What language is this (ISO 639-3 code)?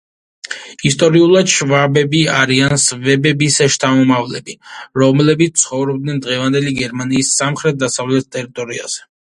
kat